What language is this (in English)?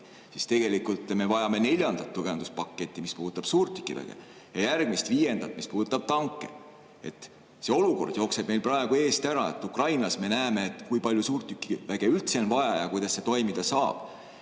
Estonian